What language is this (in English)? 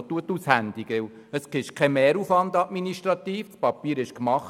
Swiss German